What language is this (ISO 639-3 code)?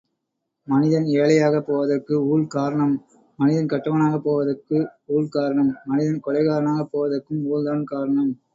tam